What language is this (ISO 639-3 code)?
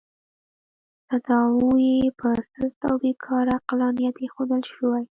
pus